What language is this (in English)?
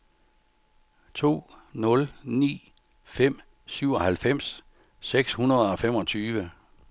Danish